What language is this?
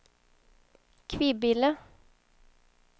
Swedish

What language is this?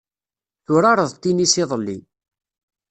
Kabyle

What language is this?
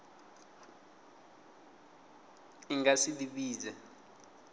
Venda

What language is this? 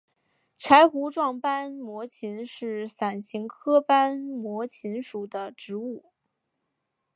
Chinese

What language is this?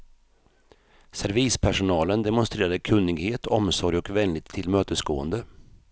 Swedish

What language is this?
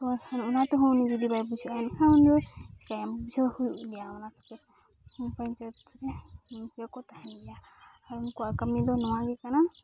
Santali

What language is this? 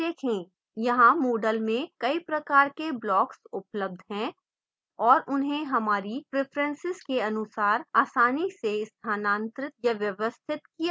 Hindi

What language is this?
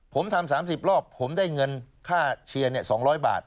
Thai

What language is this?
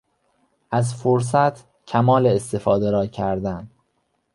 Persian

